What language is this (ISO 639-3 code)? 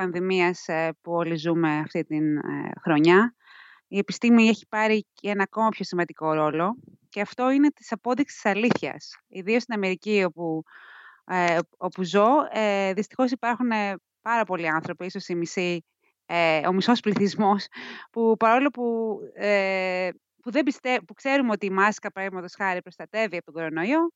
ell